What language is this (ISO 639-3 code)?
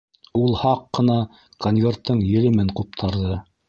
bak